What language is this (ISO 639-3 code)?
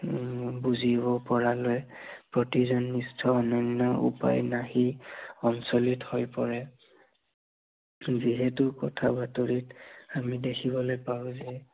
asm